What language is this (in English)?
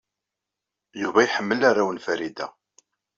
Kabyle